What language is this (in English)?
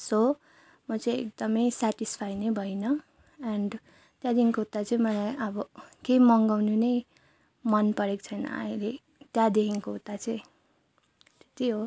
Nepali